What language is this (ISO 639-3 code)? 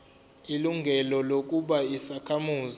zul